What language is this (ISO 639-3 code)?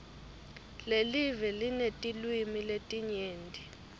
ssw